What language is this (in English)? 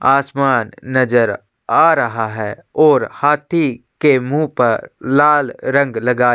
Hindi